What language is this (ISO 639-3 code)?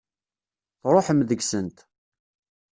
kab